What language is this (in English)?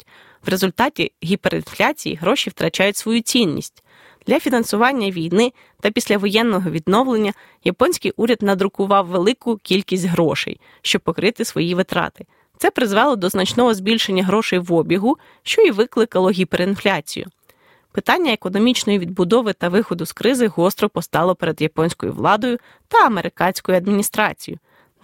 Ukrainian